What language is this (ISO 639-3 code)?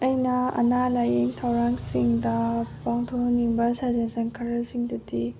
mni